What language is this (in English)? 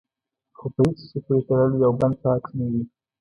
Pashto